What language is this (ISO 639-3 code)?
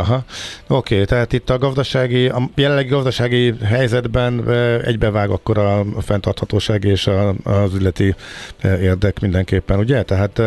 hun